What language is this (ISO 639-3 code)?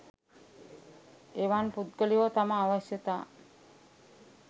sin